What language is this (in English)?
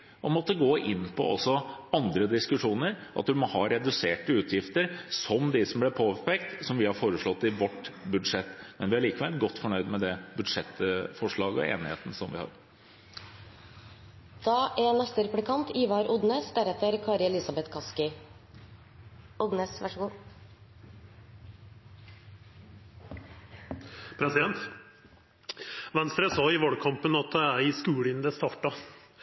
Norwegian